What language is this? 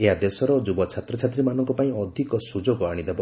Odia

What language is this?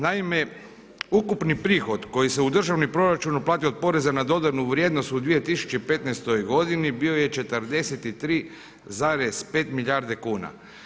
Croatian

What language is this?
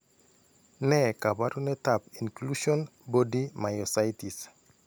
Kalenjin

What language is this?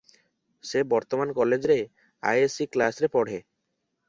Odia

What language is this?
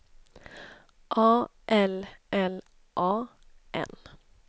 Swedish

